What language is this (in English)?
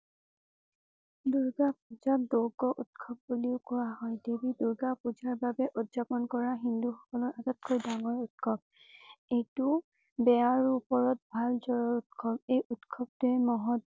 Assamese